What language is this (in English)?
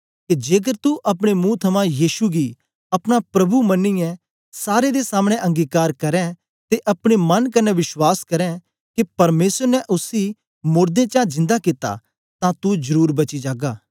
Dogri